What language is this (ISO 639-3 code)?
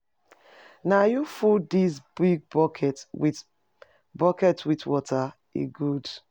pcm